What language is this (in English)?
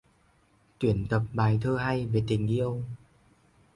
Vietnamese